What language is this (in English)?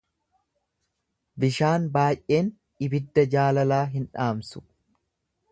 Oromo